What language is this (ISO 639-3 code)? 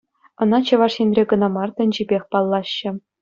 chv